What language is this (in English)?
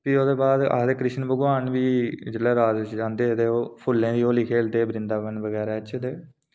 Dogri